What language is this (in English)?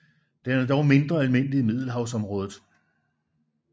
Danish